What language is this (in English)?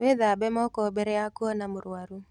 Kikuyu